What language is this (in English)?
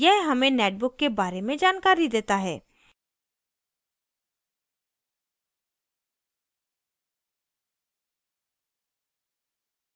Hindi